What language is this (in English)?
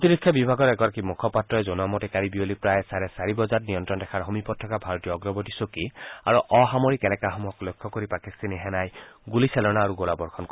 Assamese